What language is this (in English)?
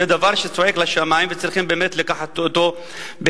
Hebrew